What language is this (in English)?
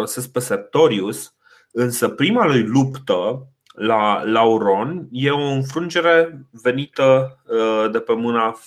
Romanian